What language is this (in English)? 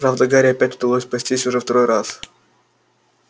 Russian